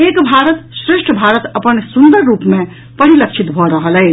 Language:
Maithili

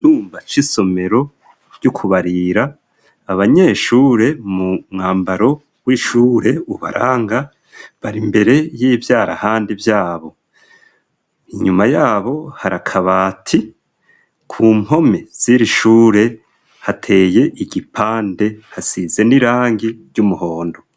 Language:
Rundi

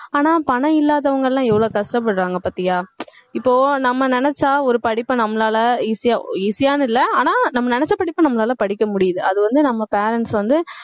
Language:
Tamil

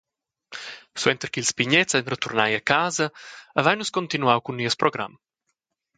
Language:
Romansh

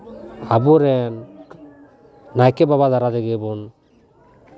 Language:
Santali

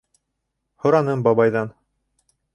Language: Bashkir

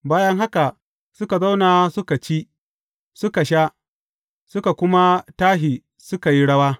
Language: Hausa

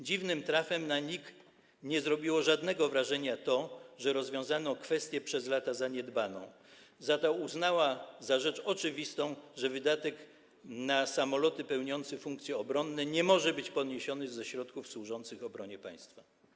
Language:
Polish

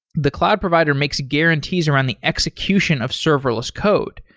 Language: English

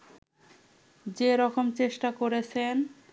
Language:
Bangla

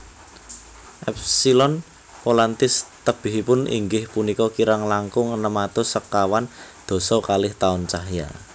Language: Javanese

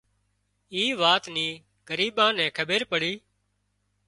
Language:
Wadiyara Koli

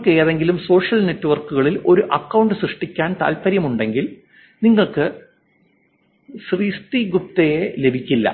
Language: Malayalam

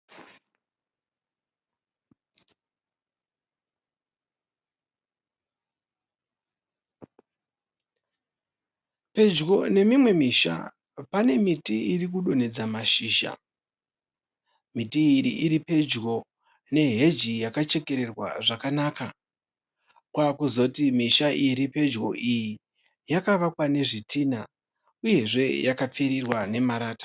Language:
Shona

